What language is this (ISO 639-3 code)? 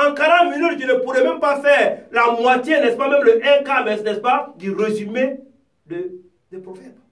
fra